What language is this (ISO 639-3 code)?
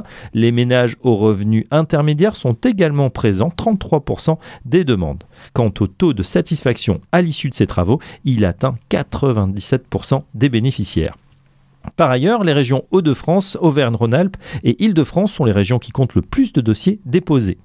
fra